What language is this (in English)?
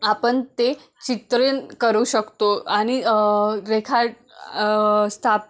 Marathi